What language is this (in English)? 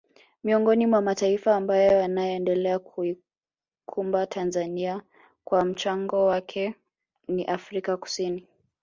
Swahili